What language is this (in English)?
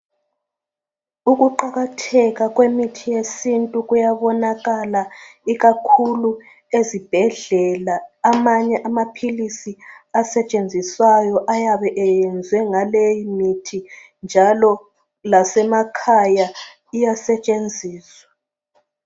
North Ndebele